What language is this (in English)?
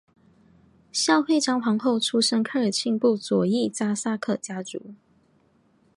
Chinese